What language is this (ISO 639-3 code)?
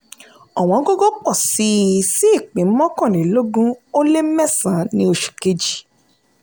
yor